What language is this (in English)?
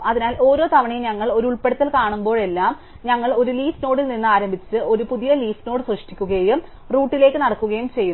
Malayalam